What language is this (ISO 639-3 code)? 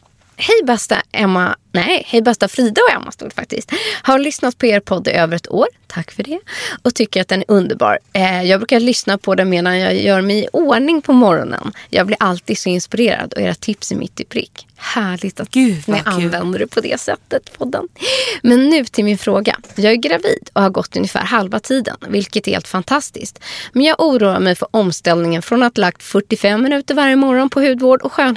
swe